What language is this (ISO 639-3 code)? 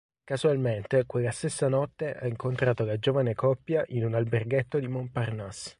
ita